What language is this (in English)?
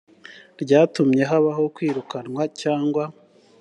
Kinyarwanda